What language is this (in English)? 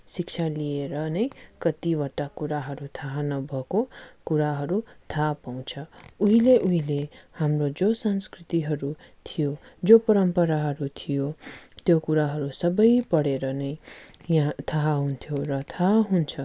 Nepali